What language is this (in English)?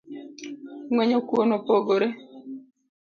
Luo (Kenya and Tanzania)